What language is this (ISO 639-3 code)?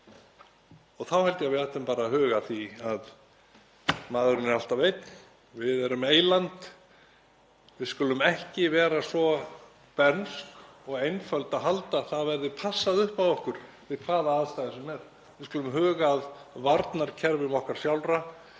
isl